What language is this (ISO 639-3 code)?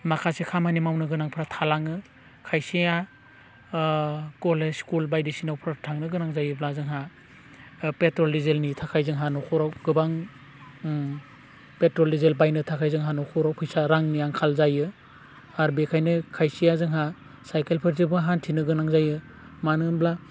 brx